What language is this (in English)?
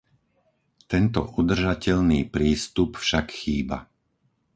Slovak